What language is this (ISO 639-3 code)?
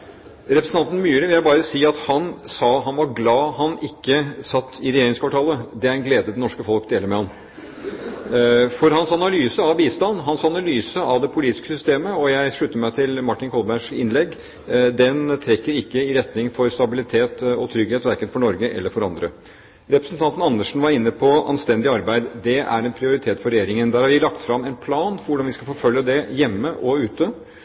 nob